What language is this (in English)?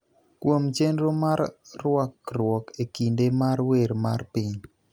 Luo (Kenya and Tanzania)